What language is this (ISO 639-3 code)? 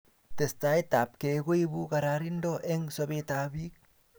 kln